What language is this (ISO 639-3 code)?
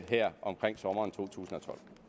dan